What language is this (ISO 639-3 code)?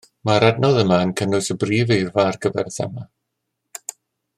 cym